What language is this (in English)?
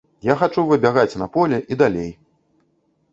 Belarusian